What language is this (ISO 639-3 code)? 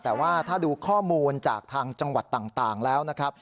tha